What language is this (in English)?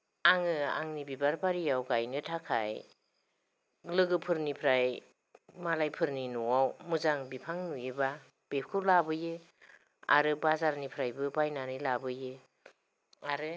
Bodo